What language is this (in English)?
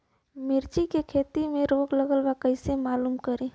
Bhojpuri